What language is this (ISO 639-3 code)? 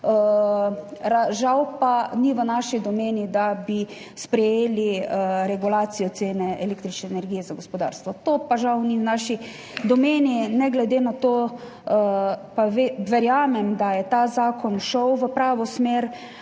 slv